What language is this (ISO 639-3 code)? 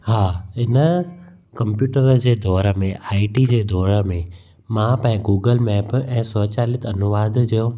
snd